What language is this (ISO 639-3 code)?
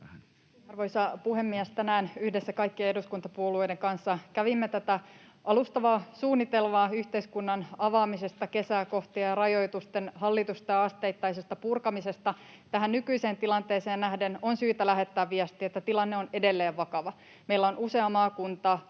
fin